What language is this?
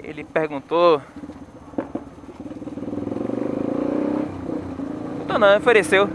Portuguese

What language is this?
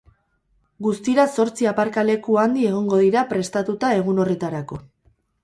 Basque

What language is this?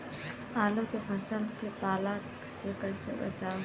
Bhojpuri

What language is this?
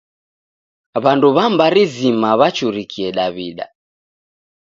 Taita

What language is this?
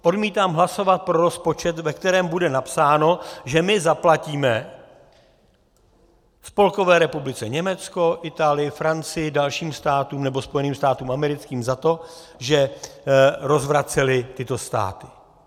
Czech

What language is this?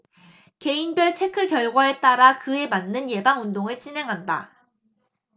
Korean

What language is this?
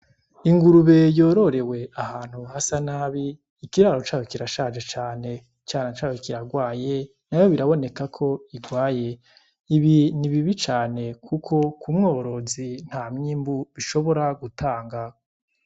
Rundi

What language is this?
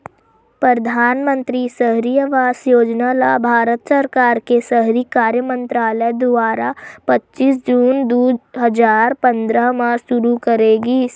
Chhattisgarhi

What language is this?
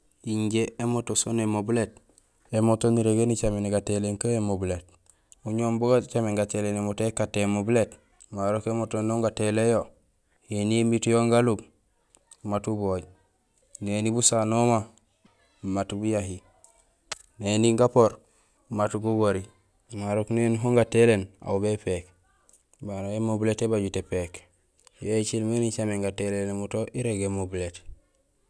Gusilay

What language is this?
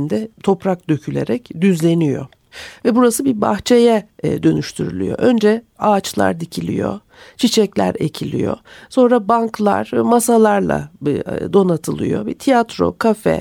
Turkish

